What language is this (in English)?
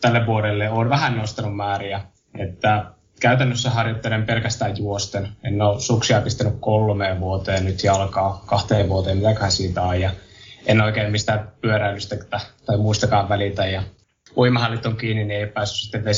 Finnish